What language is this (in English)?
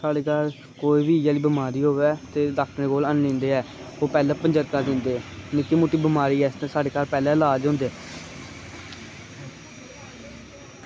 Dogri